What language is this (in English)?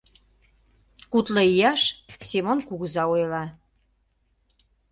Mari